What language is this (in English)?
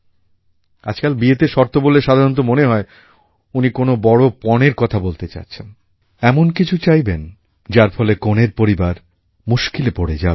Bangla